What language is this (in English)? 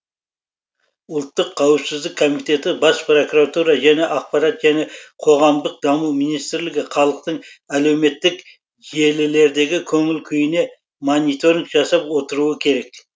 Kazakh